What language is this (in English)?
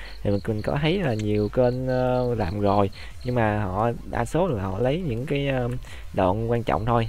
Vietnamese